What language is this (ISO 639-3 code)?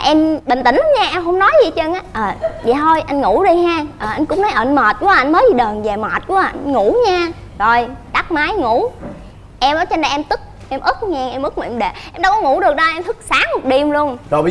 vie